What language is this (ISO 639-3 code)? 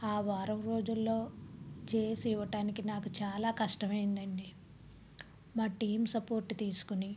tel